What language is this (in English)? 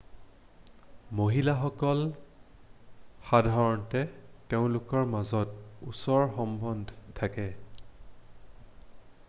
Assamese